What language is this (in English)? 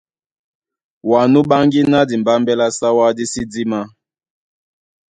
Duala